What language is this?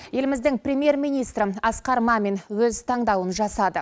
Kazakh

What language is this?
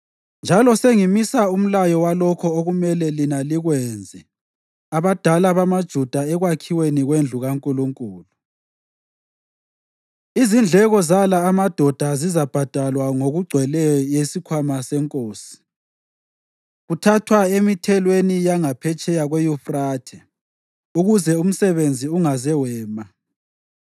North Ndebele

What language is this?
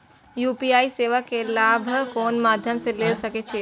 Maithili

